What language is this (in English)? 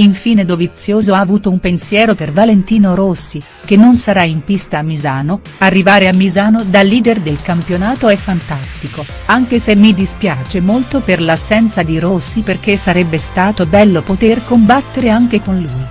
Italian